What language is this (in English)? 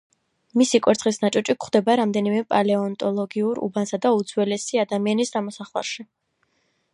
Georgian